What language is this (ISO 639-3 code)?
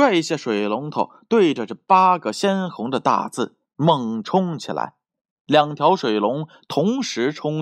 zho